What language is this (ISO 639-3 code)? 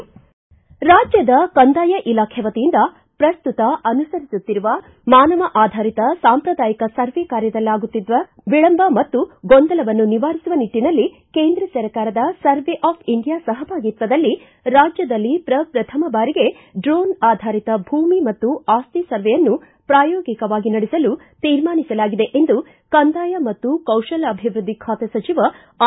kan